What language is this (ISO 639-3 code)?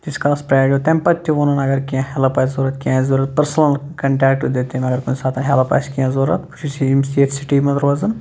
kas